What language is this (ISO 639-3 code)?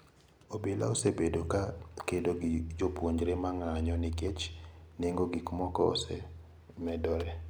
luo